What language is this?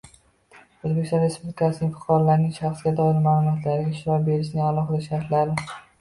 Uzbek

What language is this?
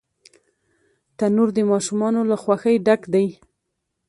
Pashto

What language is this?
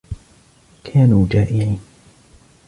Arabic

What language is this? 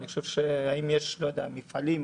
Hebrew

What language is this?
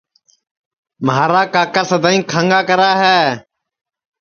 Sansi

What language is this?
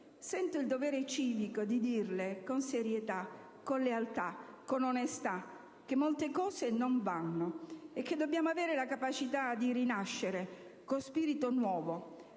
Italian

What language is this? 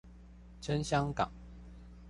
Chinese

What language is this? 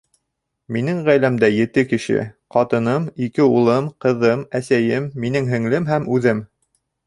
Bashkir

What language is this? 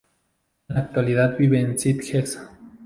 Spanish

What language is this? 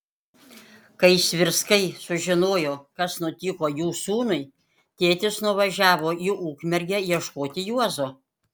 Lithuanian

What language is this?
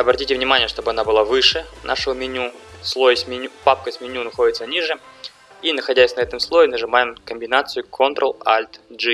Russian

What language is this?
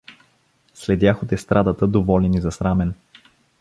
Bulgarian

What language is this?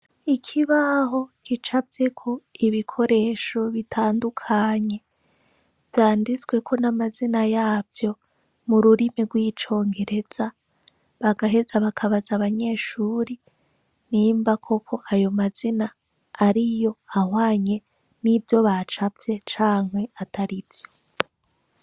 Rundi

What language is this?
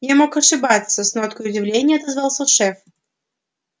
Russian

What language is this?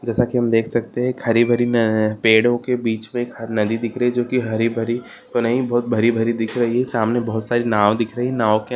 Marwari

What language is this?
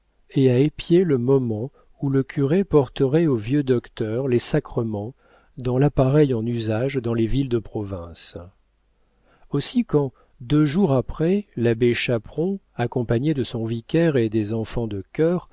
French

